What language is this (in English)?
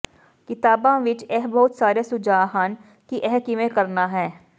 Punjabi